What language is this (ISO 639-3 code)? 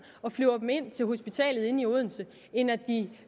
dan